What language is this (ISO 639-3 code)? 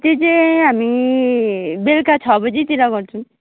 nep